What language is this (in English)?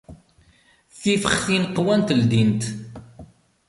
Kabyle